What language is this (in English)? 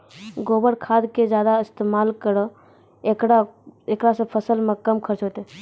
Maithili